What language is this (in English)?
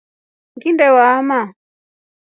Rombo